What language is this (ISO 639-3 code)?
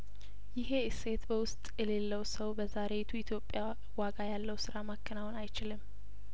amh